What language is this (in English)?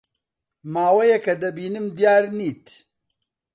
Central Kurdish